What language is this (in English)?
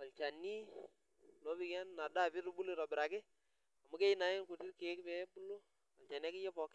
Masai